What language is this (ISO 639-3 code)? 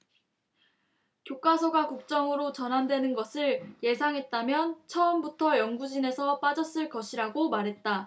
kor